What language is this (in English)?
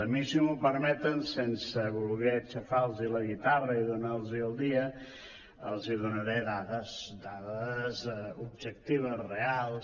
Catalan